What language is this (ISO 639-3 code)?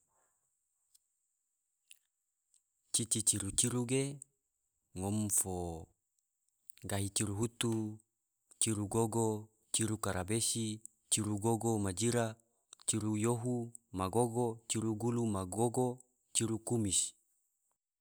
tvo